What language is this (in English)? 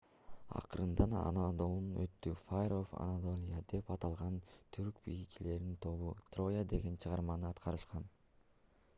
Kyrgyz